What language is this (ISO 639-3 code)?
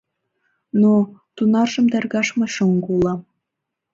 chm